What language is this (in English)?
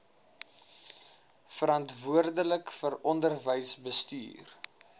Afrikaans